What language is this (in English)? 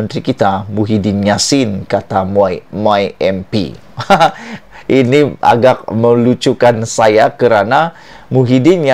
Indonesian